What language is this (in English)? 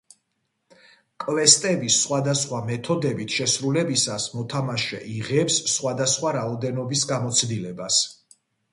Georgian